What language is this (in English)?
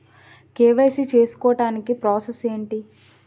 Telugu